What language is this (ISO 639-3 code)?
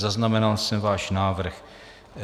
ces